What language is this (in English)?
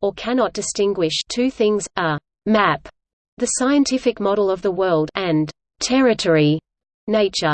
English